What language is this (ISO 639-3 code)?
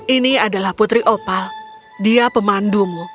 ind